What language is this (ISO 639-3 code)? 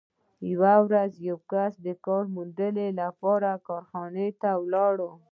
pus